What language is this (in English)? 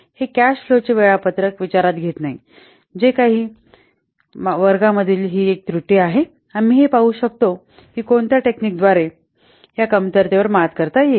Marathi